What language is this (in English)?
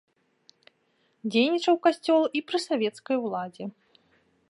Belarusian